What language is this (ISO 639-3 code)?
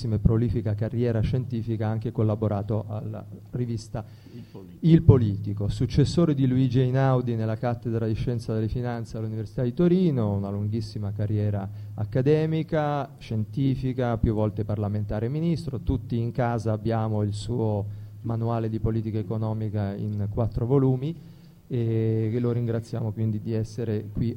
ita